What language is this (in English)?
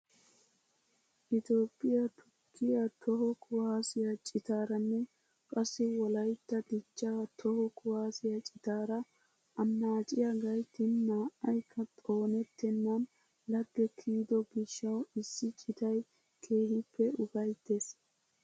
Wolaytta